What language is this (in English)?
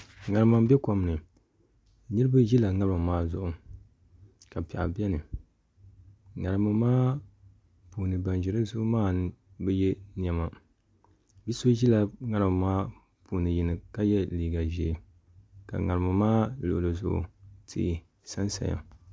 Dagbani